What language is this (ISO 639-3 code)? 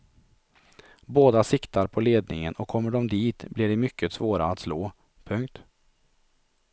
swe